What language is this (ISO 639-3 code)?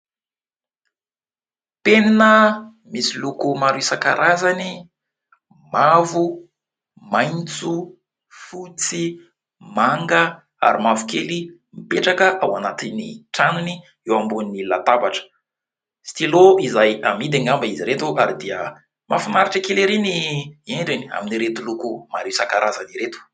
mlg